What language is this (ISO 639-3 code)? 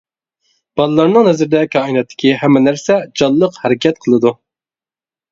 uig